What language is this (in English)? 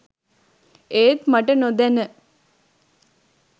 Sinhala